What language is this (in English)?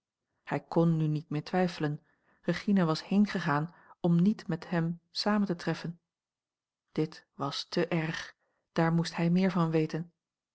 Dutch